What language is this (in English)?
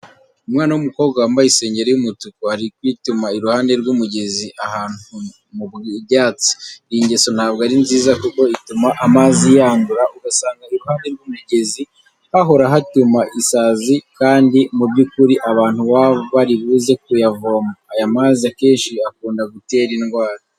Kinyarwanda